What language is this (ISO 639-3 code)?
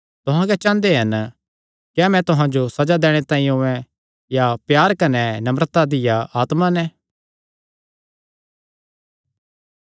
xnr